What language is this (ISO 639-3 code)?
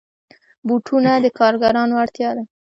pus